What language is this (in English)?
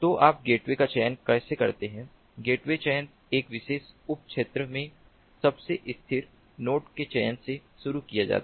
Hindi